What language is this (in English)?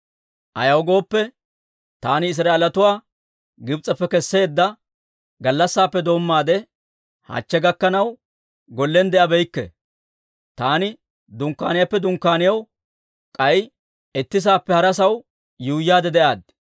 Dawro